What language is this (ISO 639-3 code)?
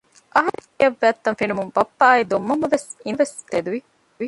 div